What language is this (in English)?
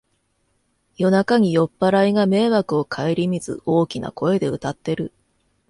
Japanese